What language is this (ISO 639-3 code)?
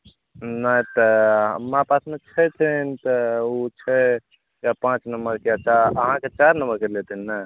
mai